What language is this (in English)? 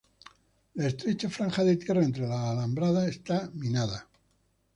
Spanish